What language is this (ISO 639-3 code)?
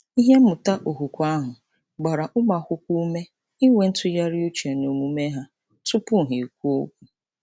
ibo